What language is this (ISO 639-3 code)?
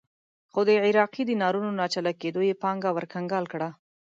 pus